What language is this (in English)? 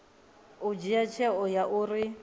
Venda